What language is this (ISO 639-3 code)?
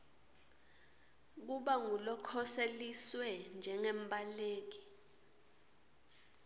ssw